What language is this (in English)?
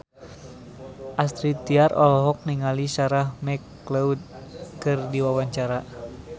Sundanese